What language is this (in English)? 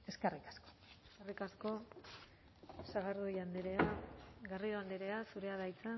Basque